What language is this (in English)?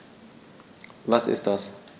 German